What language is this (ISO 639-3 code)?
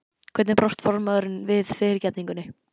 isl